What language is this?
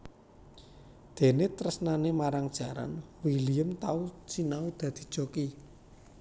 Javanese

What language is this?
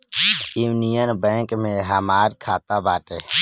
Bhojpuri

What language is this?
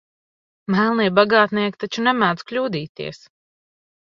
Latvian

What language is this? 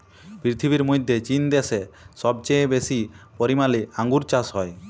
Bangla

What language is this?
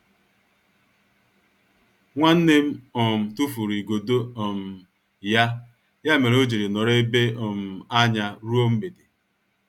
Igbo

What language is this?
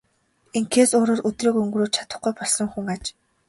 Mongolian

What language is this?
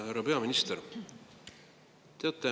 Estonian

